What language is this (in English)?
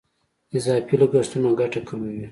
Pashto